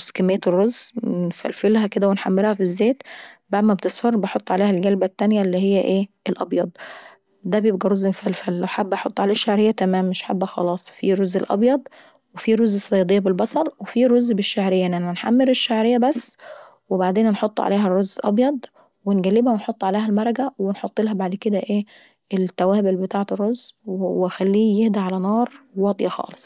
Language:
Saidi Arabic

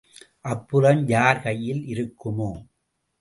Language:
Tamil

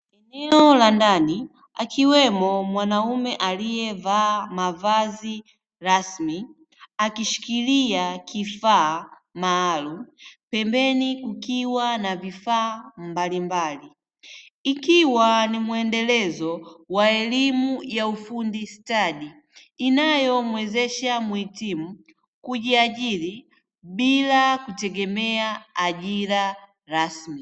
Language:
Swahili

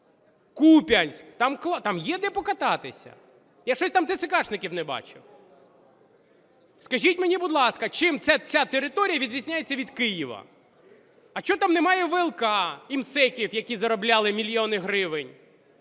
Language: Ukrainian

